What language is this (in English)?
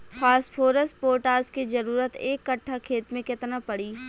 Bhojpuri